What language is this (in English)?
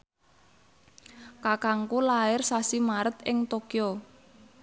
Javanese